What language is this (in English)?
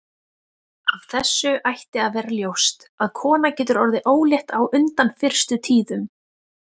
Icelandic